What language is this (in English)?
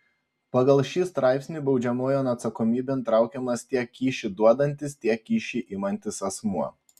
Lithuanian